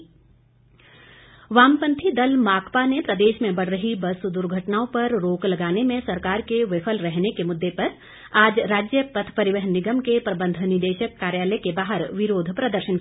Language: Hindi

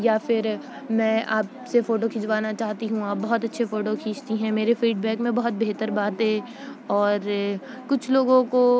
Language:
Urdu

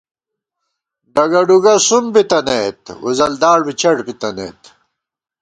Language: Gawar-Bati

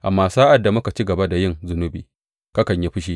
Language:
Hausa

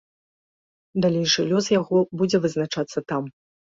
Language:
Belarusian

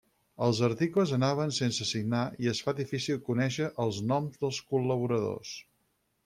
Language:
Catalan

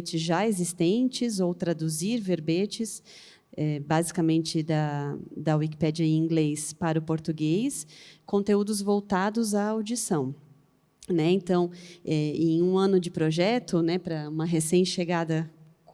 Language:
Portuguese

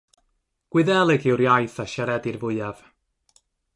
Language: Welsh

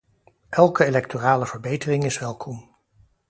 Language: Dutch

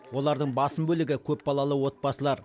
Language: Kazakh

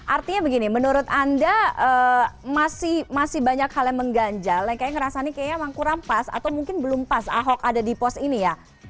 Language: Indonesian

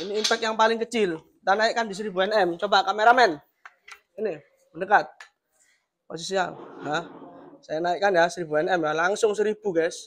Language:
Indonesian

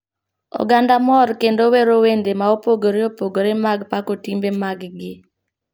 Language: Luo (Kenya and Tanzania)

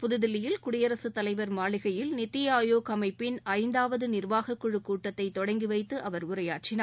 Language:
Tamil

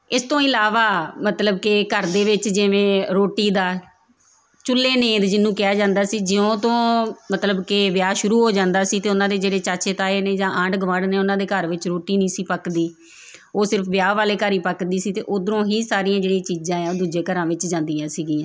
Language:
Punjabi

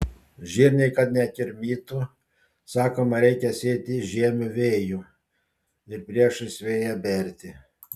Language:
Lithuanian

